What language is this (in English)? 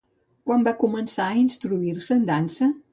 Catalan